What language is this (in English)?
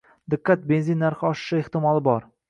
Uzbek